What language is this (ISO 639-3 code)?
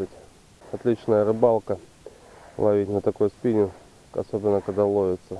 rus